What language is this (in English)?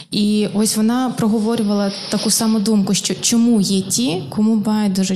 Ukrainian